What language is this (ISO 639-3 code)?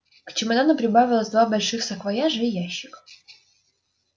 rus